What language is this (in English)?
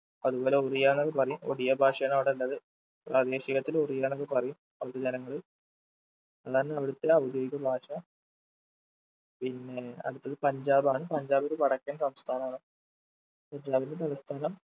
Malayalam